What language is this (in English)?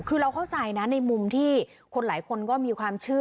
Thai